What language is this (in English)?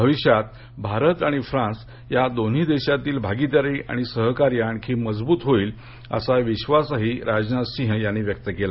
Marathi